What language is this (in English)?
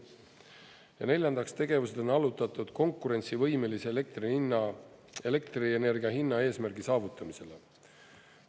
Estonian